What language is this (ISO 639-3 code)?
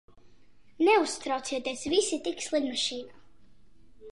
lav